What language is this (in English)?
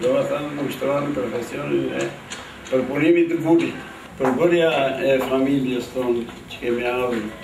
Romanian